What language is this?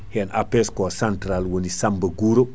Fula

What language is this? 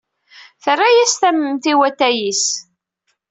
Kabyle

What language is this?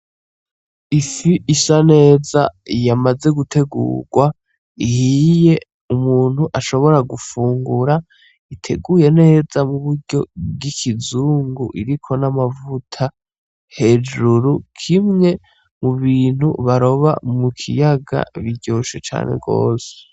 Rundi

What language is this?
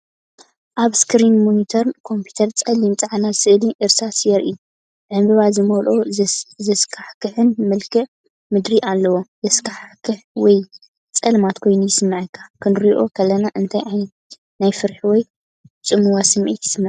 Tigrinya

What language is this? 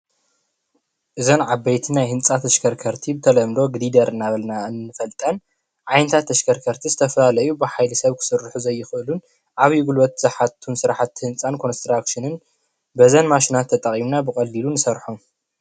Tigrinya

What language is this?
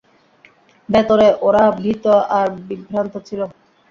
Bangla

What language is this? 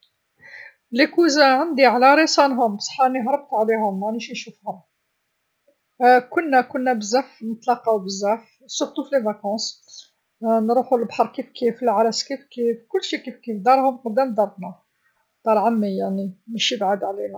Algerian Arabic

